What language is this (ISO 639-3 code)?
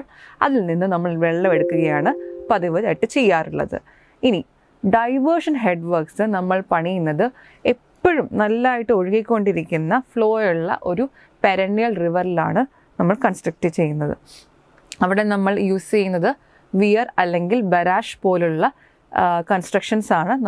mal